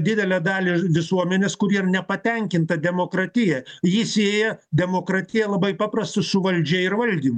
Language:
Lithuanian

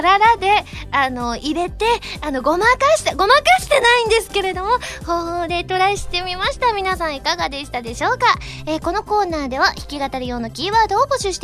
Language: Japanese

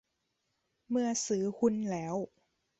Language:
Thai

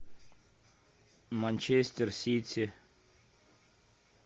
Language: Russian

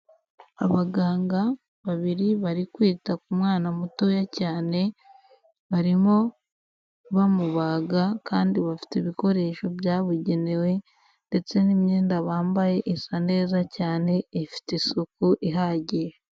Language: Kinyarwanda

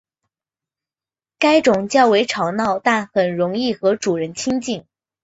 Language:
Chinese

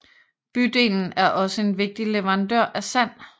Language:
Danish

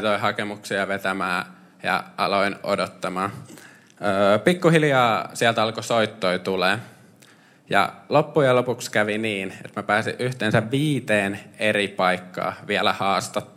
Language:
Finnish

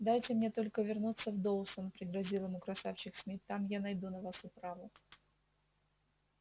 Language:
Russian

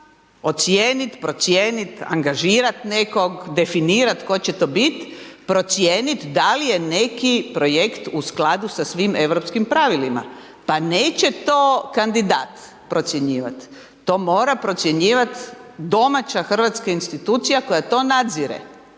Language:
Croatian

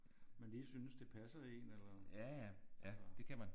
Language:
Danish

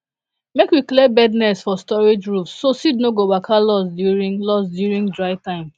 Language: Nigerian Pidgin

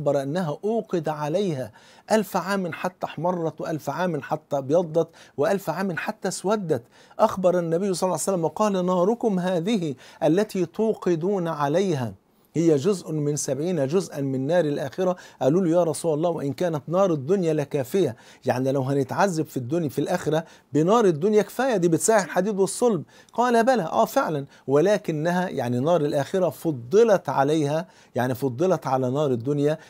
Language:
Arabic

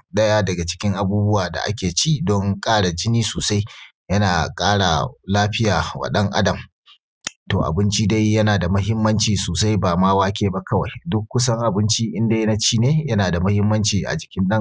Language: Hausa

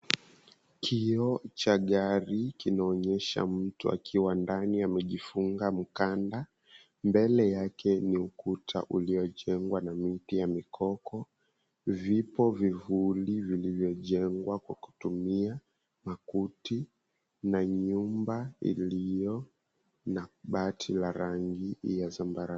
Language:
Swahili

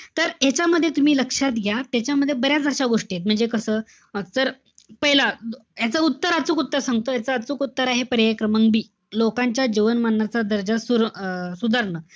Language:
Marathi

